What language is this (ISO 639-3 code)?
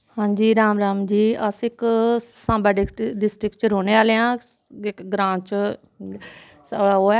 doi